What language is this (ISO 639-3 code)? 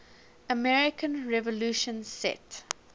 eng